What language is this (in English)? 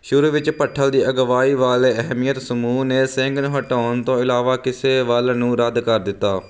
Punjabi